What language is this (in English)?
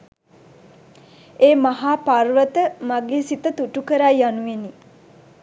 Sinhala